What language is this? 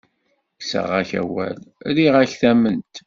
Kabyle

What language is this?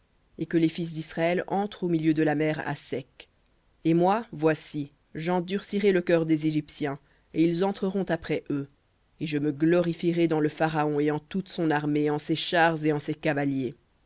French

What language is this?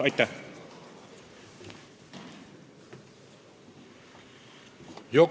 Estonian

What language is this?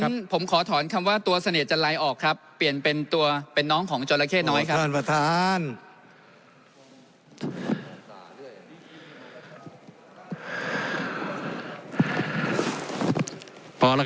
Thai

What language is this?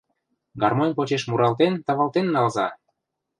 Mari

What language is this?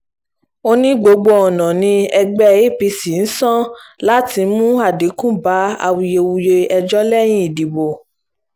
Yoruba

